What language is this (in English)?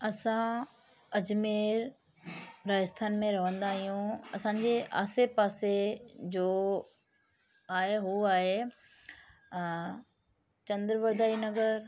Sindhi